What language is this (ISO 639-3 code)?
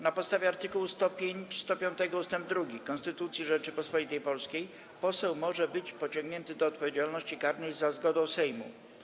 pol